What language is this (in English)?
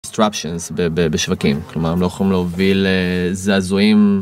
Hebrew